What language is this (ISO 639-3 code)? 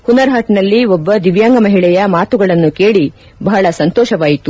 kan